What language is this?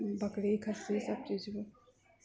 Maithili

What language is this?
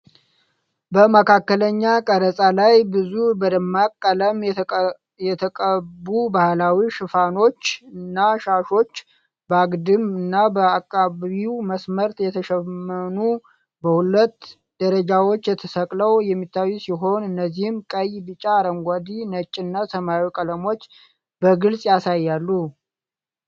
Amharic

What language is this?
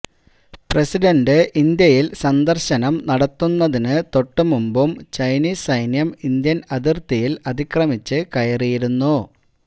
Malayalam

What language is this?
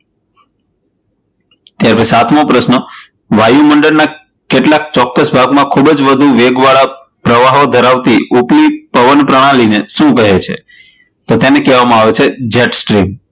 Gujarati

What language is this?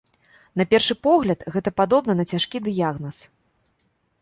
Belarusian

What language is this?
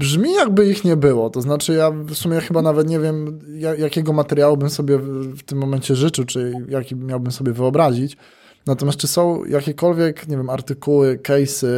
Polish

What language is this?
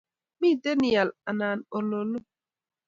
Kalenjin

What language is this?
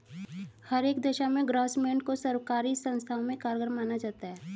Hindi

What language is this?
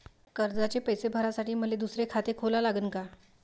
Marathi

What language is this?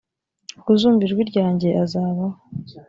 Kinyarwanda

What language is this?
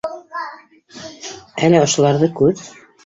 Bashkir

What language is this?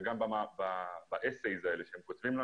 Hebrew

